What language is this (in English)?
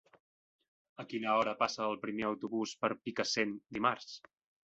Catalan